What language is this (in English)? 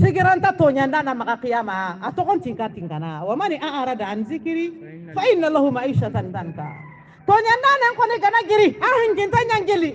Portuguese